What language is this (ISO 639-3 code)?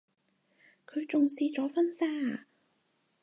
yue